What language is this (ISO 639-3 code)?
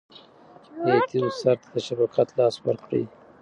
pus